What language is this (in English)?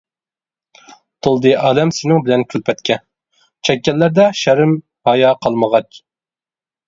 Uyghur